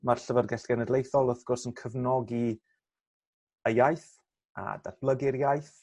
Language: Welsh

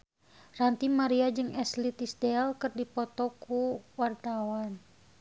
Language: Sundanese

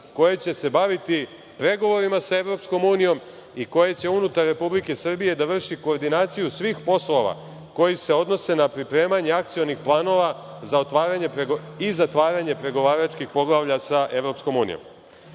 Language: Serbian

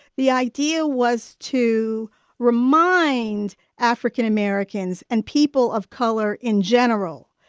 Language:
English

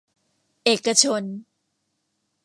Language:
Thai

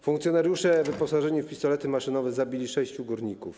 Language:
Polish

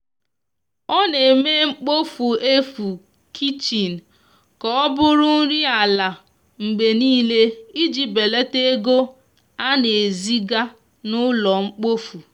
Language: Igbo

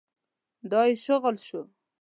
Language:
Pashto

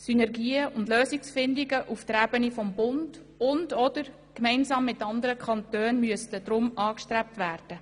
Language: Swiss German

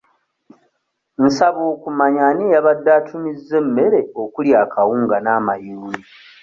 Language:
Ganda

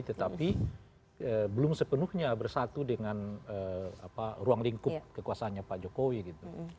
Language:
Indonesian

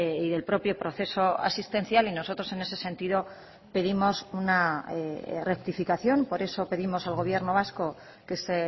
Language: Spanish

